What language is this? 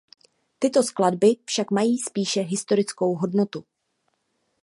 Czech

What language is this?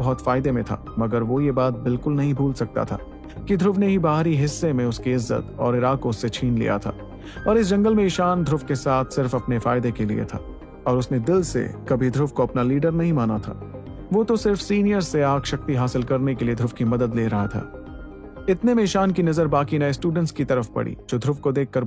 Hindi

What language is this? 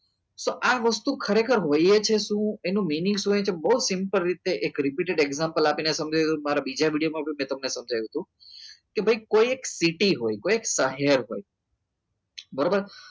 Gujarati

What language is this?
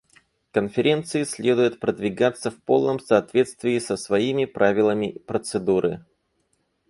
Russian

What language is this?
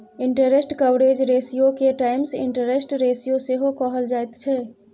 Maithili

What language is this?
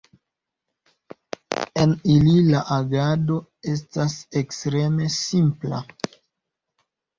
Esperanto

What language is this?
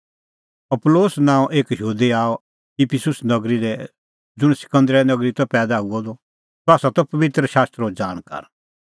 Kullu Pahari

